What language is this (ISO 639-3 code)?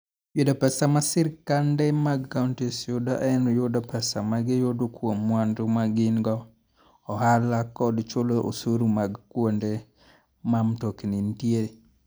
luo